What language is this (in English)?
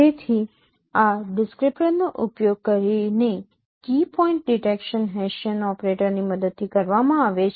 Gujarati